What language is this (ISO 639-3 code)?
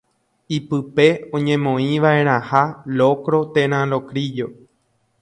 grn